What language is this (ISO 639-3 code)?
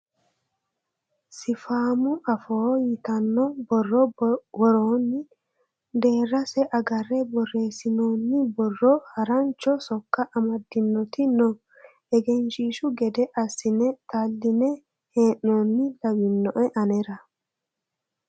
sid